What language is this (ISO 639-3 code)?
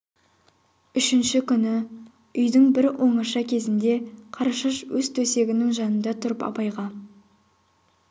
kaz